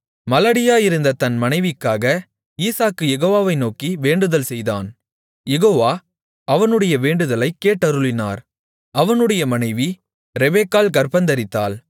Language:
Tamil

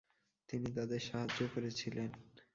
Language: Bangla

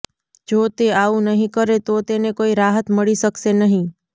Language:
Gujarati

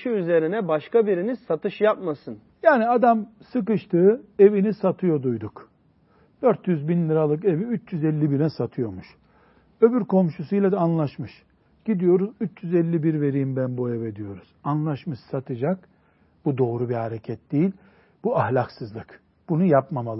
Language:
Turkish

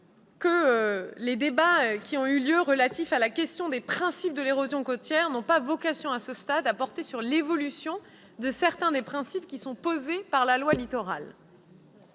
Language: French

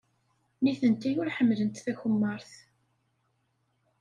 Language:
Kabyle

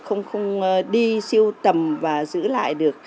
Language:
Vietnamese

